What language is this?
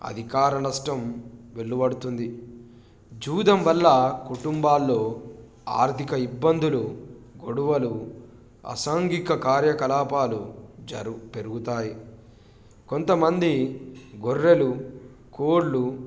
Telugu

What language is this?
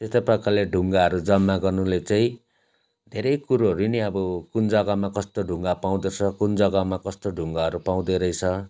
Nepali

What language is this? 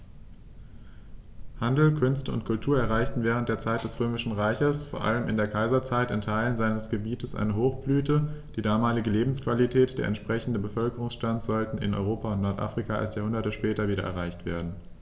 German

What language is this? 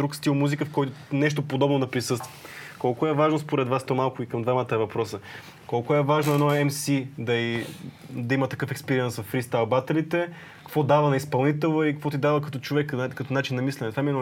Bulgarian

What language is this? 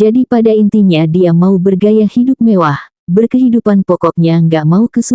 Indonesian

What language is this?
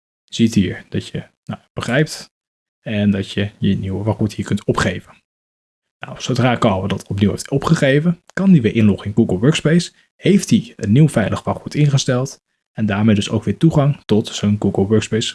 Dutch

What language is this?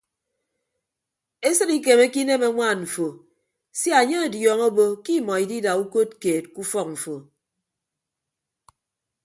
Ibibio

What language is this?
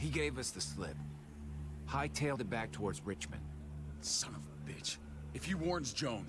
English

